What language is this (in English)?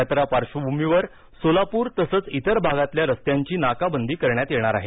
Marathi